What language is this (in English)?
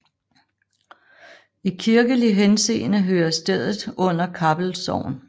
Danish